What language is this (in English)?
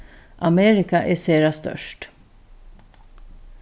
Faroese